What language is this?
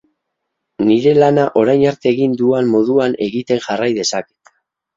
Basque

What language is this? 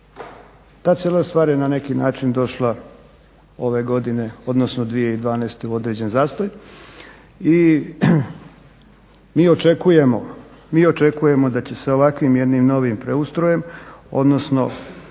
Croatian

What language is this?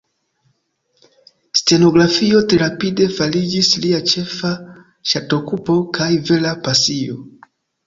Esperanto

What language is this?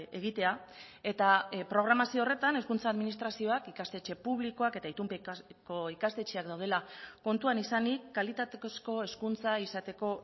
Basque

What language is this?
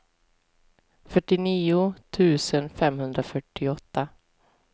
Swedish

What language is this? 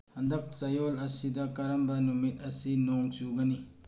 Manipuri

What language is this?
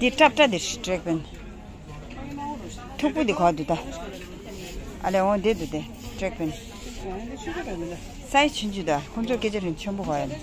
Romanian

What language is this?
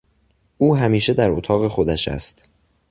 Persian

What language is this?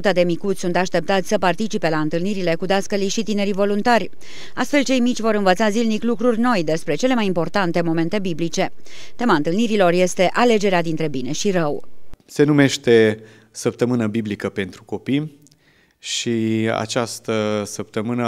Romanian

